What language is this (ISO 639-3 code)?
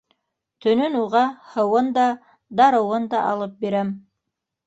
bak